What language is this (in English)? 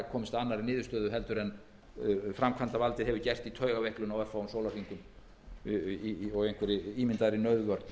Icelandic